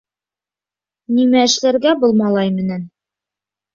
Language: Bashkir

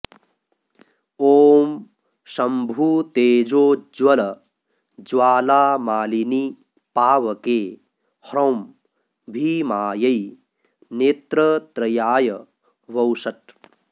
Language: Sanskrit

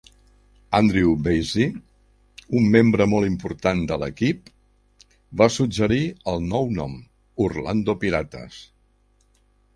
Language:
Catalan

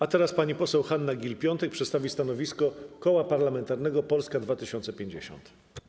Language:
Polish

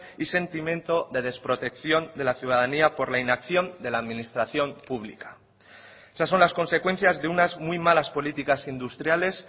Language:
Spanish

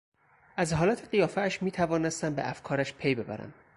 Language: Persian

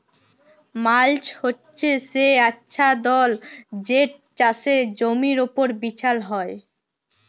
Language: Bangla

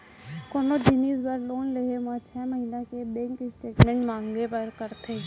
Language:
Chhattisgarhi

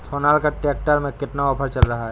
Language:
Hindi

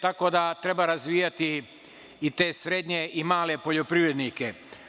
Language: Serbian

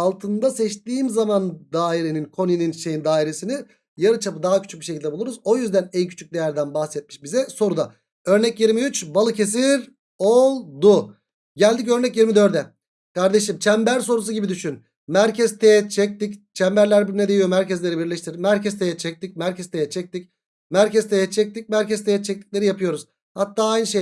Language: Turkish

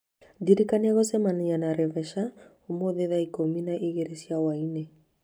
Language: Kikuyu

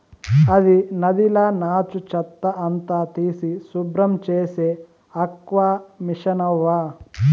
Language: Telugu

